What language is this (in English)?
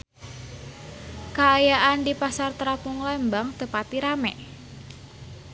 Sundanese